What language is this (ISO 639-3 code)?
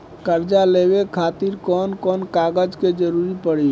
bho